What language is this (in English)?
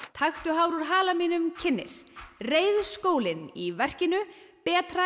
Icelandic